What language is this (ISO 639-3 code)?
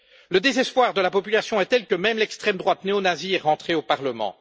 fra